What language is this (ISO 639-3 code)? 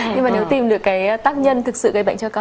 vie